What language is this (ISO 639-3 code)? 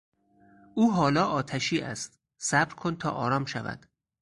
fas